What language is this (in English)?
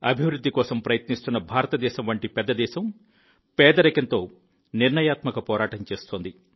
Telugu